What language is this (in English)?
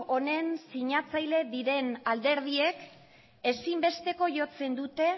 Basque